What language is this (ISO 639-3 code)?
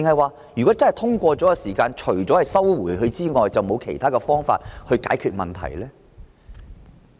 yue